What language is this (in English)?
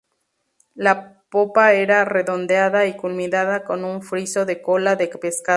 Spanish